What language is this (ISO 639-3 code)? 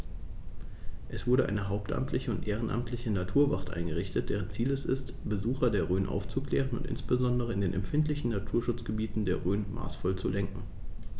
deu